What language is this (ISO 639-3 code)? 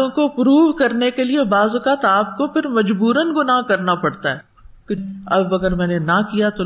urd